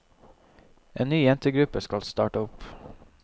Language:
Norwegian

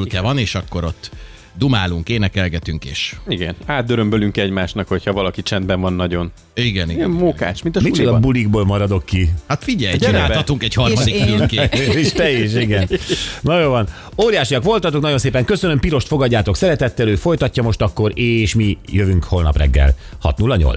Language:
Hungarian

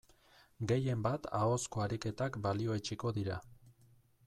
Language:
Basque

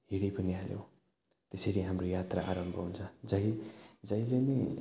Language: Nepali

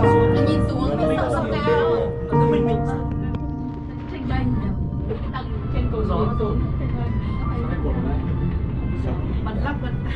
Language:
Vietnamese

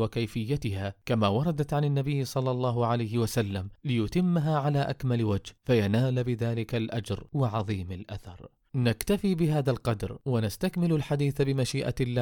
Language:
Arabic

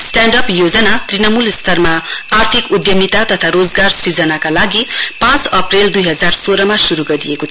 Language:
Nepali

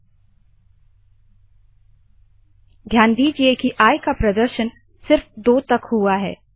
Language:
Hindi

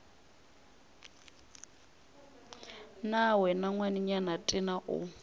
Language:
Northern Sotho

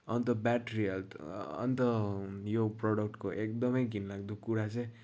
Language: Nepali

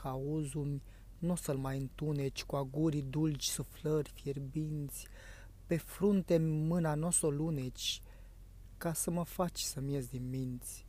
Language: Romanian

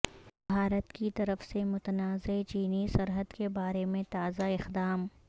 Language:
Urdu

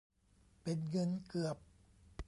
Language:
Thai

